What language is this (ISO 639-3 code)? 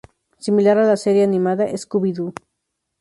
spa